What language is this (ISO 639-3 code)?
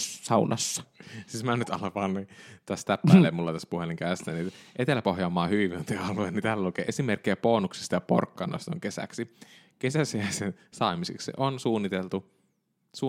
fin